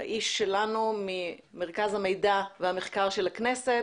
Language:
Hebrew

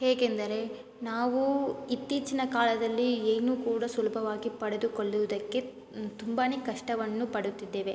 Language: Kannada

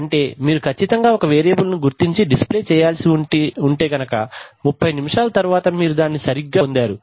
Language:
Telugu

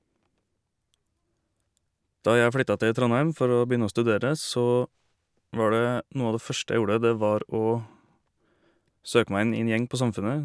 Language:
Norwegian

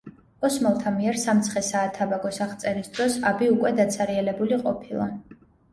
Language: Georgian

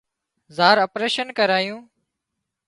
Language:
Wadiyara Koli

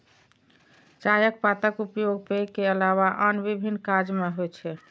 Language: Maithili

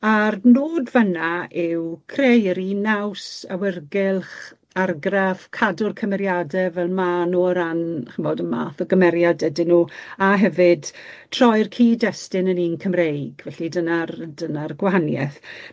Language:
Welsh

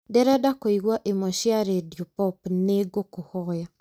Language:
Kikuyu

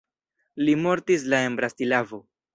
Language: Esperanto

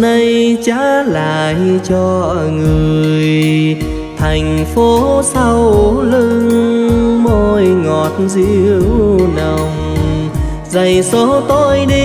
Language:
Vietnamese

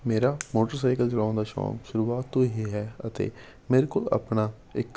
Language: Punjabi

